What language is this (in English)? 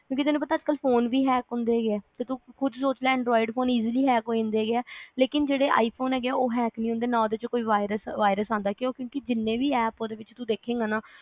Punjabi